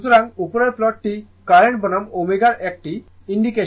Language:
Bangla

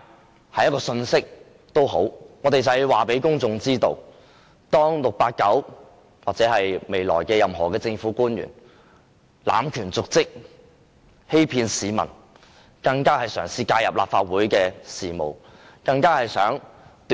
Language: Cantonese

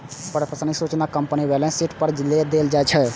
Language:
Maithili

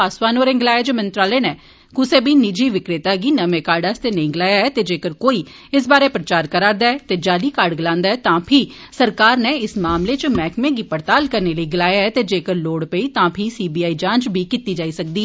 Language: Dogri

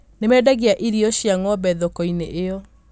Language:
Kikuyu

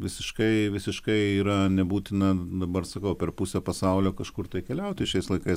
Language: Lithuanian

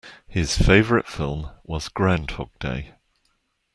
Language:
English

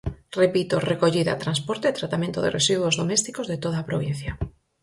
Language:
Galician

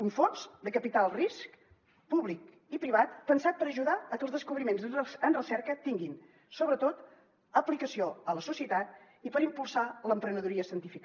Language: Catalan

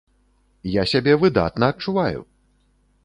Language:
Belarusian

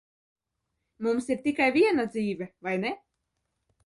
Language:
Latvian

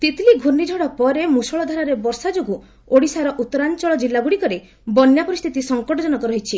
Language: Odia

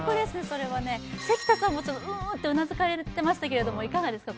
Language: Japanese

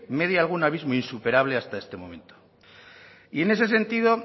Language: Spanish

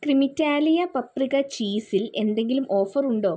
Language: Malayalam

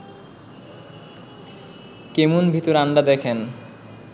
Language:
Bangla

